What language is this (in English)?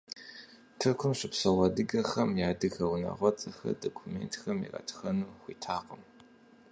Kabardian